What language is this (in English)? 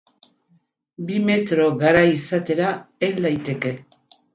Basque